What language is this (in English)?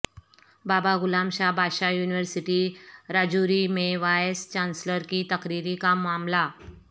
Urdu